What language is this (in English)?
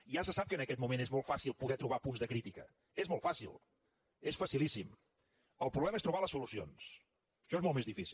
Catalan